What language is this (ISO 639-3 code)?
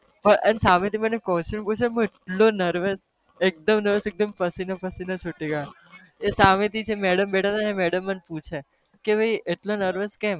guj